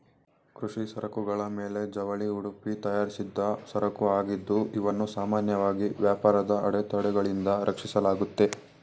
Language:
Kannada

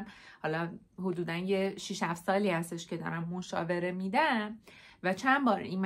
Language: Persian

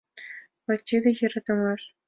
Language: Mari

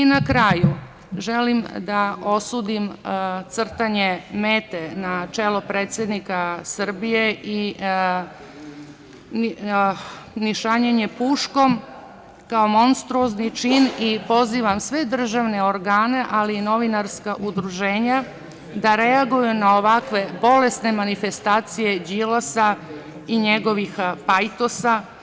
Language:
Serbian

